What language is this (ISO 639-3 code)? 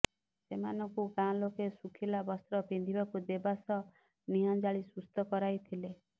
ori